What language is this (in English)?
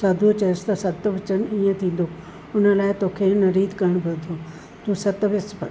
Sindhi